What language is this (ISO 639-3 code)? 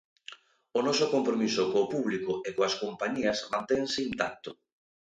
glg